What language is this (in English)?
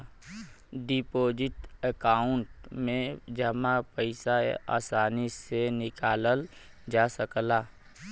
Bhojpuri